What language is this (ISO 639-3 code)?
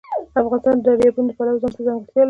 pus